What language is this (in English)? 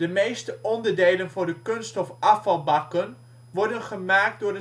Dutch